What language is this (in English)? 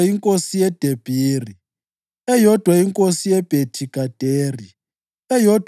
North Ndebele